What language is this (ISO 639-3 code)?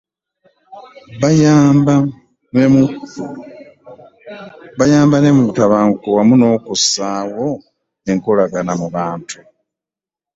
lug